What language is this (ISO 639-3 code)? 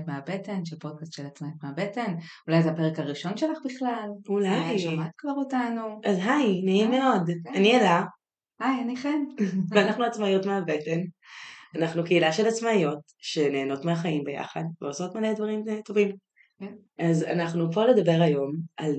heb